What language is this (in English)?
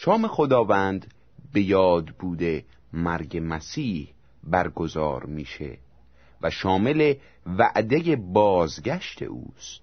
Persian